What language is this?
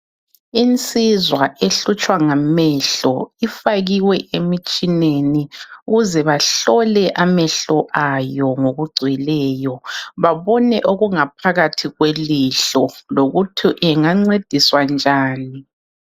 North Ndebele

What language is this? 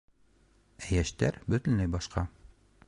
Bashkir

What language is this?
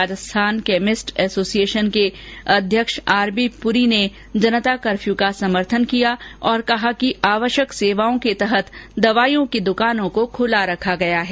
Hindi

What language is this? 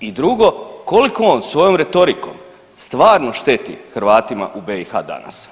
Croatian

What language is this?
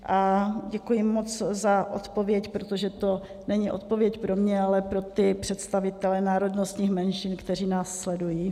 Czech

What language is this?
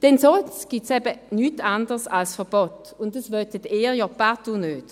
Swiss German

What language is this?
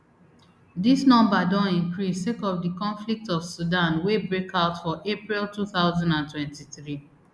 Nigerian Pidgin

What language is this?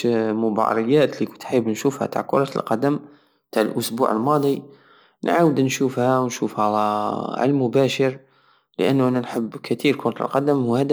Algerian Saharan Arabic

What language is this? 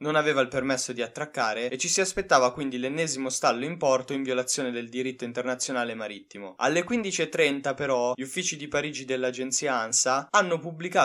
Italian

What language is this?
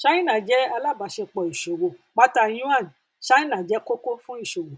Yoruba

